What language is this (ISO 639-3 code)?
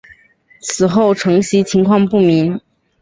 zho